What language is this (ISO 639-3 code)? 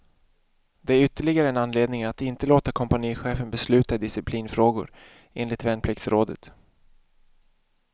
swe